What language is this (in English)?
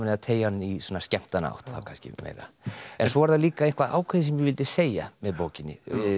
Icelandic